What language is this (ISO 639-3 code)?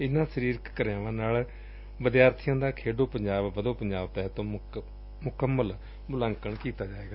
pan